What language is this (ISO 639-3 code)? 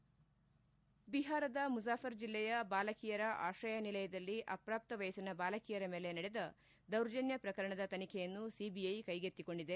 kan